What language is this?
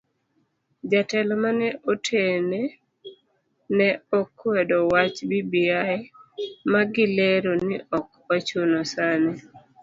Luo (Kenya and Tanzania)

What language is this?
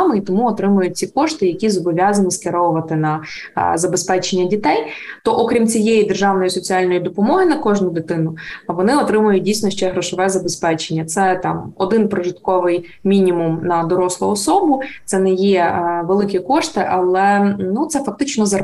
Ukrainian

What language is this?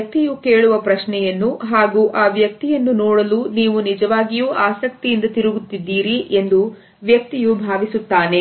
Kannada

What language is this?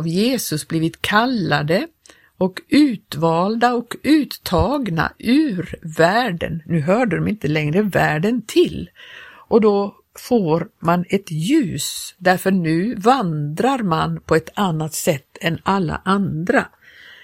Swedish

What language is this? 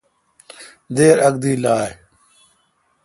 Kalkoti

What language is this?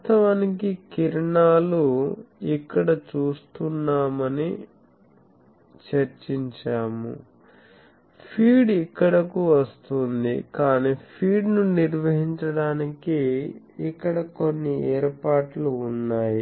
Telugu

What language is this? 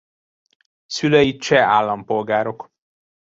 Hungarian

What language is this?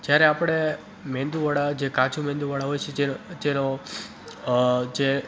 Gujarati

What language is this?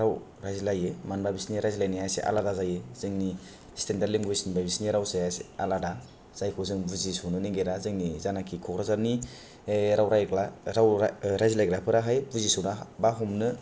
Bodo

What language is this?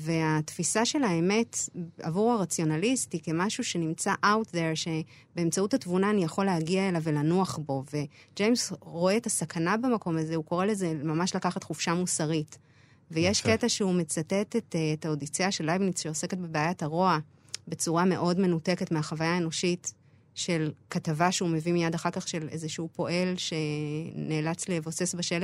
Hebrew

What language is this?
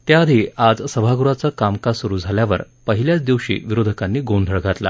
Marathi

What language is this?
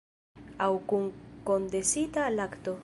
Esperanto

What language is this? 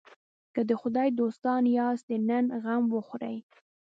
Pashto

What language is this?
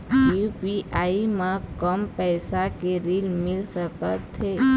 Chhattisgarhi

